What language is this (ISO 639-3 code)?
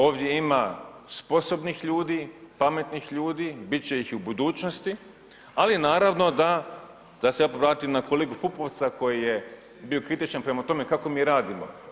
hrv